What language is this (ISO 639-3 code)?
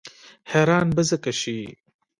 pus